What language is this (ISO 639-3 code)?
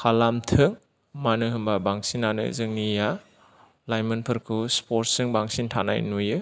brx